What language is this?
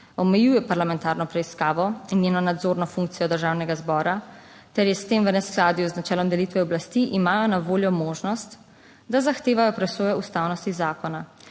Slovenian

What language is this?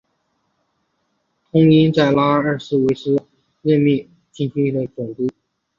Chinese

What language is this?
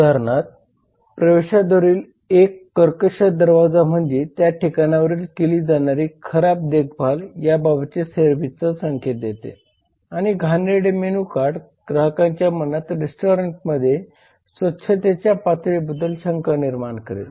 Marathi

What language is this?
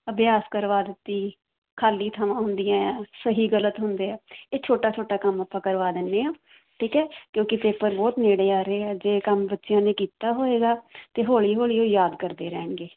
Punjabi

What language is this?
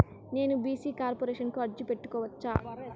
Telugu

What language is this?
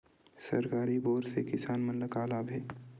Chhattisgarhi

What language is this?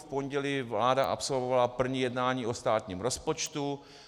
Czech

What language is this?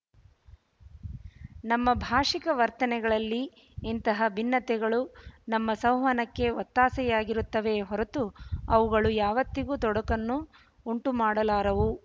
Kannada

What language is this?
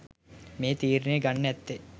Sinhala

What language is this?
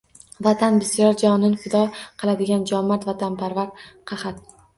Uzbek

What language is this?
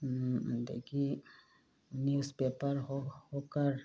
Manipuri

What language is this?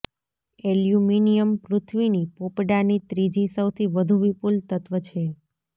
Gujarati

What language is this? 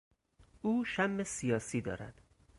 Persian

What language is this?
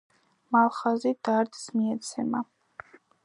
Georgian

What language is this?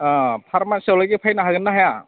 Bodo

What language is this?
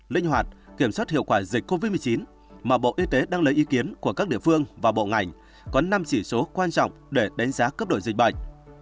Vietnamese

